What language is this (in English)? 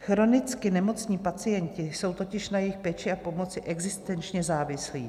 Czech